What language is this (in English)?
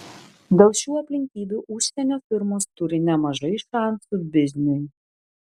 Lithuanian